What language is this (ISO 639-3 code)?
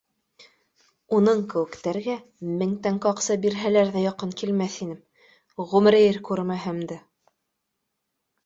bak